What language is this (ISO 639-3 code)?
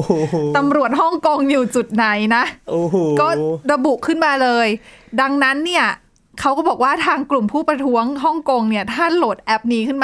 tha